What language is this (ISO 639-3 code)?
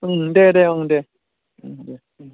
brx